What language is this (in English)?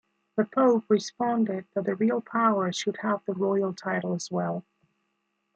English